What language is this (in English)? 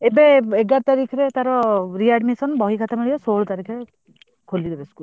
Odia